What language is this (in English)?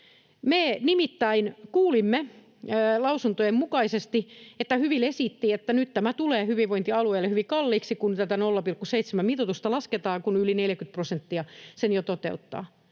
Finnish